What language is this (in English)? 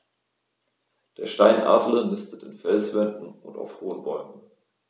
German